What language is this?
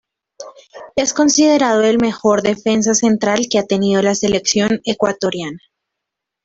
Spanish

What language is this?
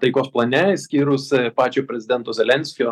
Lithuanian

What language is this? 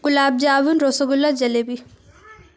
Urdu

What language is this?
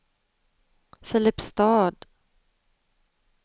Swedish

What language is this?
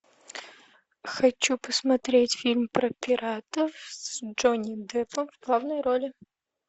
Russian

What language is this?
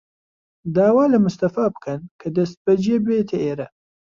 Central Kurdish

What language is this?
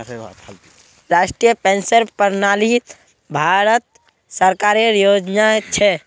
Magahi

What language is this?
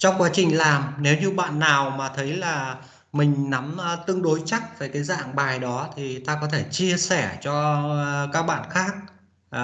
Vietnamese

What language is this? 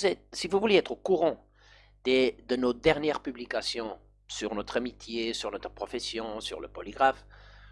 French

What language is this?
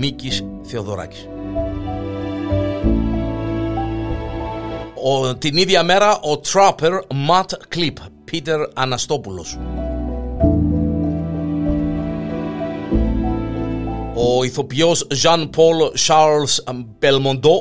Greek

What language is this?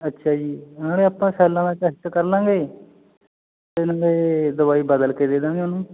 Punjabi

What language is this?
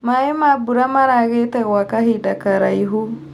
Kikuyu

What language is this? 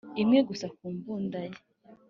Kinyarwanda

